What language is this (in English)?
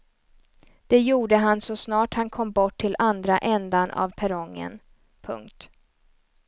Swedish